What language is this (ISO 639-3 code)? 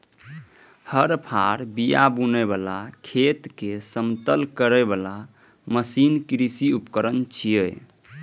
mai